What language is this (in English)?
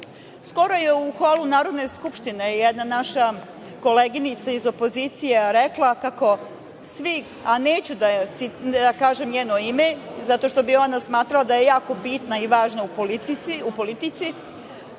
Serbian